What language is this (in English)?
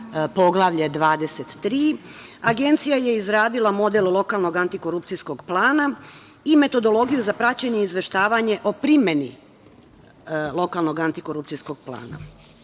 Serbian